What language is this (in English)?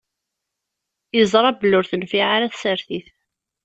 Kabyle